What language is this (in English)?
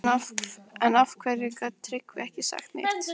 Icelandic